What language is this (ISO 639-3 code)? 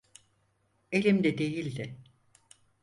tur